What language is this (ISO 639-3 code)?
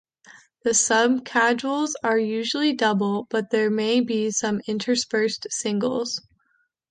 eng